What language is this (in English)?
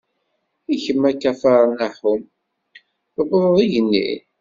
Kabyle